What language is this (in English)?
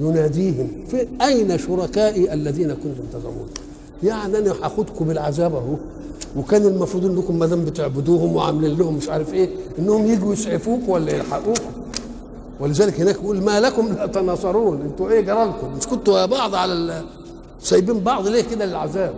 Arabic